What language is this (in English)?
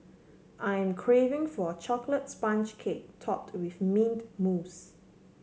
English